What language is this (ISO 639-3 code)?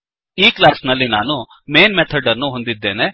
kan